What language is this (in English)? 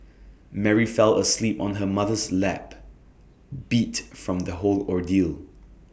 English